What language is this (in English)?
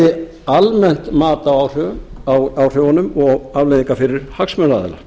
Icelandic